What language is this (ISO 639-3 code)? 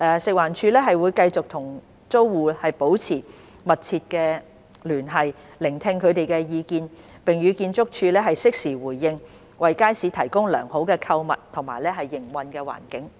yue